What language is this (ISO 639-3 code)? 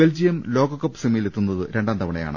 mal